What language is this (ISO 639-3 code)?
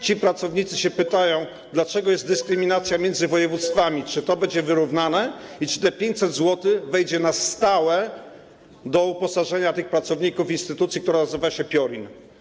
pol